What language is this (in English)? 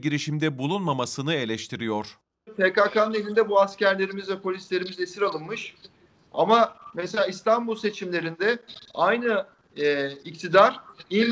Turkish